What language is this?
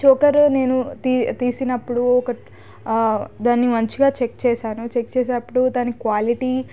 Telugu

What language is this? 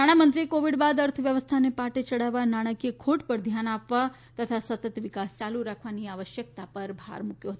Gujarati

